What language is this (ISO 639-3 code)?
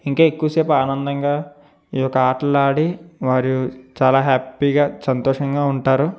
tel